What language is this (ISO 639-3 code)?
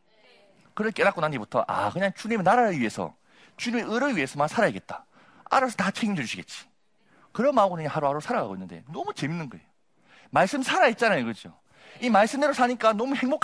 kor